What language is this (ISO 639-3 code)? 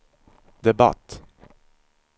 swe